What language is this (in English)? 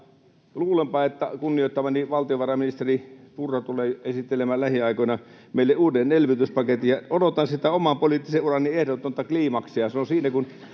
Finnish